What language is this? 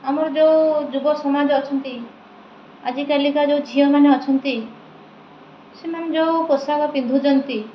Odia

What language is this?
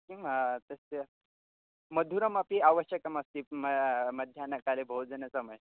Sanskrit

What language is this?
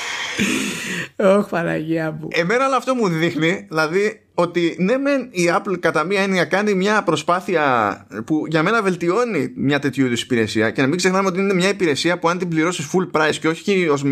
Greek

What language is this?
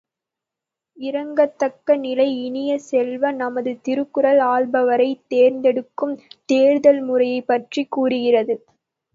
Tamil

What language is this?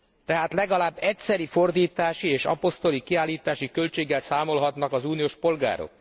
Hungarian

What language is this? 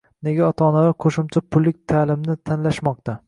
Uzbek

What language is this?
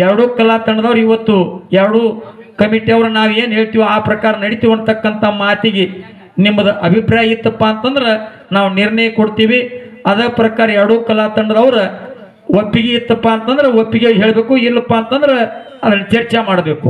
Kannada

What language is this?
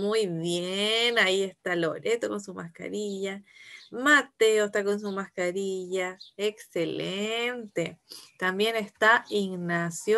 Spanish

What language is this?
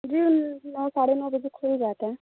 Urdu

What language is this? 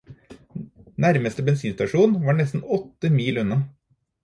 Norwegian Bokmål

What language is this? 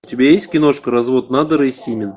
Russian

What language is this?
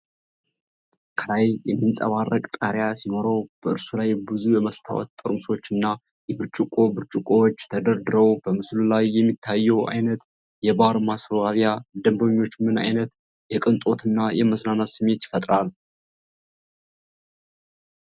Amharic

